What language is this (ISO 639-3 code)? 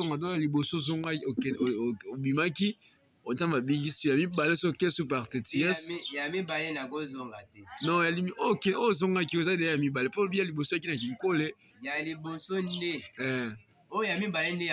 fra